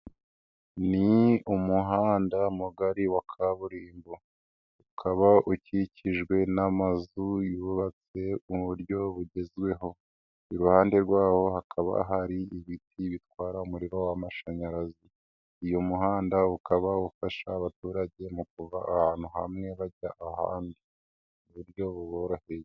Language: Kinyarwanda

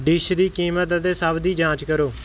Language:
Punjabi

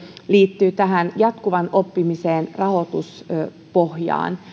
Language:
Finnish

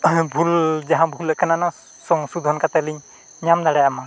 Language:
Santali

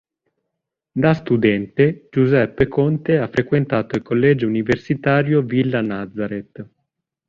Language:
Italian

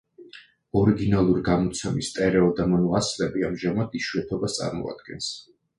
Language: Georgian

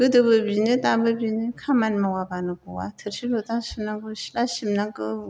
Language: Bodo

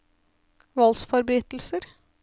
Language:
Norwegian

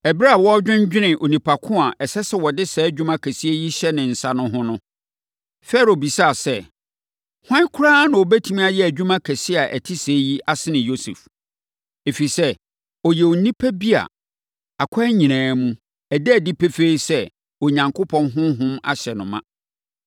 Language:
Akan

